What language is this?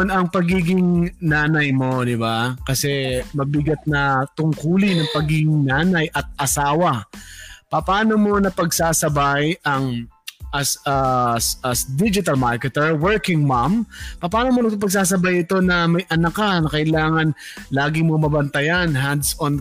Filipino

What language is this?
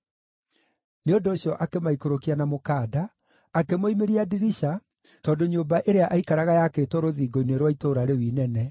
Kikuyu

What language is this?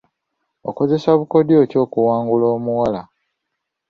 Ganda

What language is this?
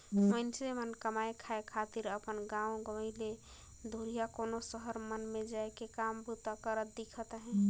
Chhattisgarhi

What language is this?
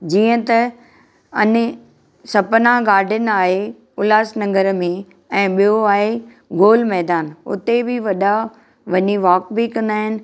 Sindhi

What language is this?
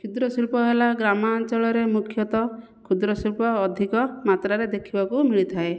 Odia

